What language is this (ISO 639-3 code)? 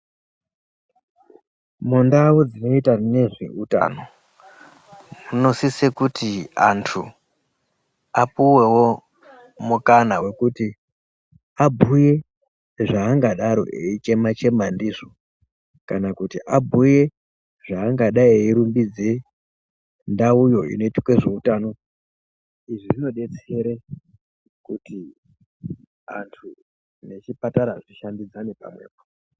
ndc